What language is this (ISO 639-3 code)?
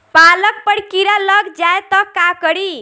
bho